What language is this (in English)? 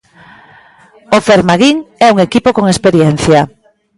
Galician